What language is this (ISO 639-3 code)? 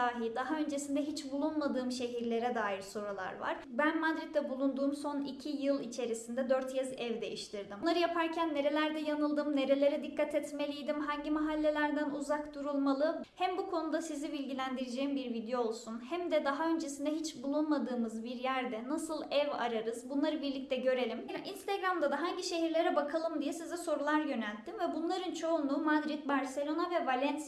tur